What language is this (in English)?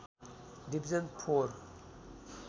Nepali